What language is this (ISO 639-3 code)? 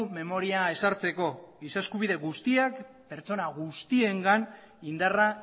eus